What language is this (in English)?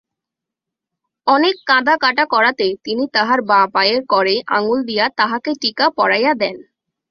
Bangla